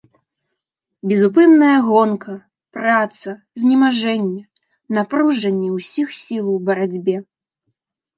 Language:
Belarusian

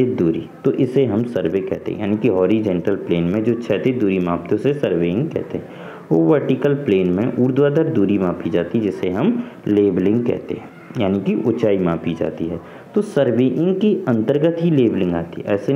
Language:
Hindi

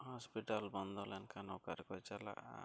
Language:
Santali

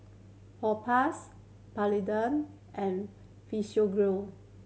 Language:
English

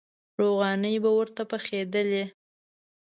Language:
Pashto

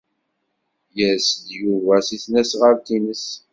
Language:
Kabyle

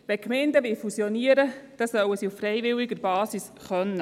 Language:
Swiss German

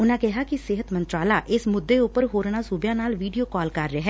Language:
Punjabi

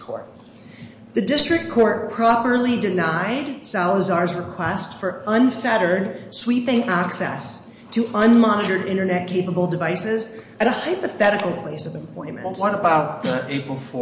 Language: English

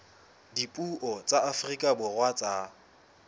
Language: Southern Sotho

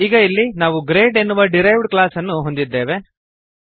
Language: Kannada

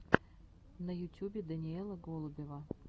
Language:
Russian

